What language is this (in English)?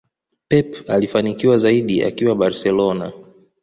Swahili